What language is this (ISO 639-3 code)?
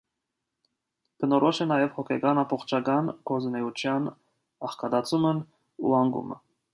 hye